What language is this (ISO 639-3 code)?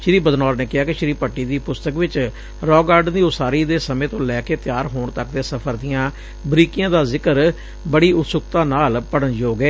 pan